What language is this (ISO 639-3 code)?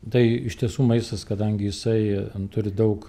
lit